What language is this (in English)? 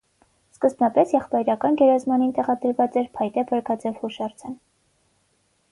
Armenian